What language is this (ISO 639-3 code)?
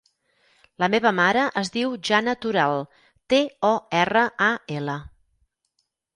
cat